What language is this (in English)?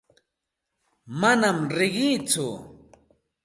Santa Ana de Tusi Pasco Quechua